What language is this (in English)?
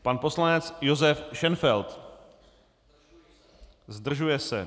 Czech